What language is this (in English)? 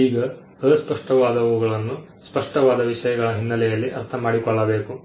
Kannada